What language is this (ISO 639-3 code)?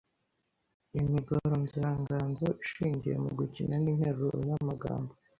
kin